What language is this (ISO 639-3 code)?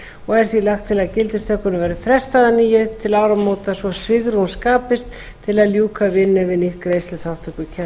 isl